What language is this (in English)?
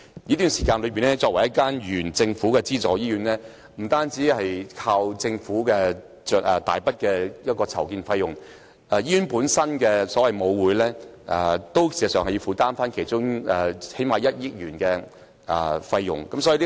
Cantonese